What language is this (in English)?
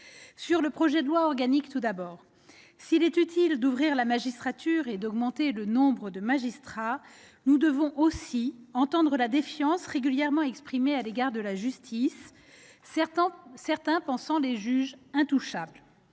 French